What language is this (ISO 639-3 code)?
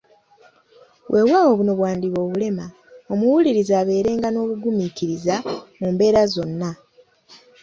lug